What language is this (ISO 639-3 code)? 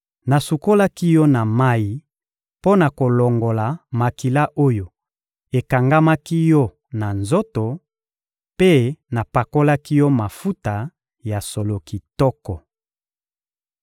lin